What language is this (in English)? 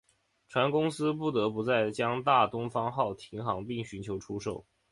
Chinese